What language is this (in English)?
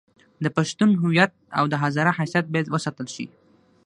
Pashto